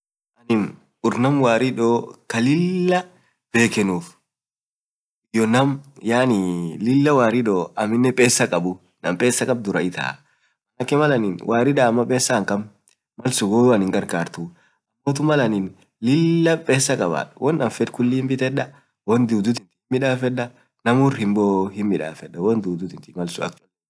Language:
Orma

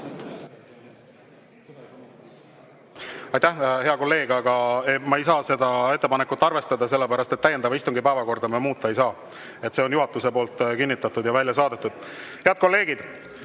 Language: Estonian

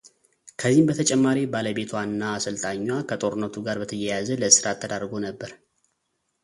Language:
Amharic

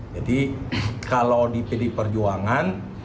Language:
Indonesian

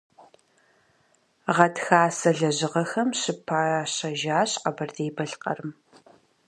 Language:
Kabardian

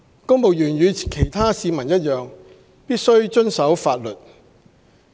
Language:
Cantonese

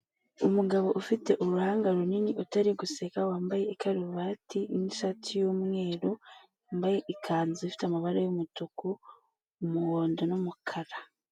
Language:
Kinyarwanda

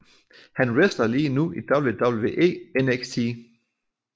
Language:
Danish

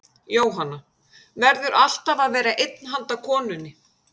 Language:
Icelandic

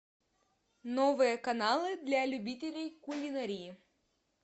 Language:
Russian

